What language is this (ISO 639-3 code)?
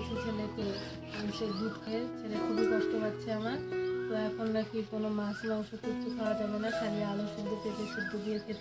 ron